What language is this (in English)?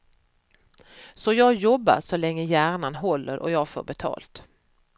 Swedish